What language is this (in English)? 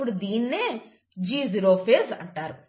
Telugu